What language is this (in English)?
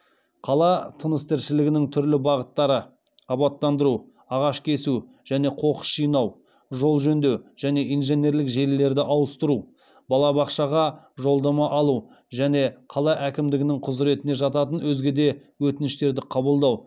Kazakh